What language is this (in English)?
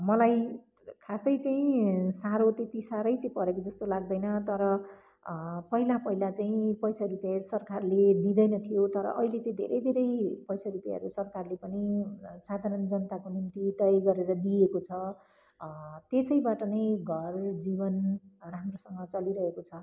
Nepali